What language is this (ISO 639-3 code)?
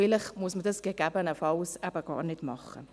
gsw